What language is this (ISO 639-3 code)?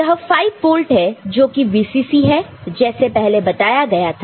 hin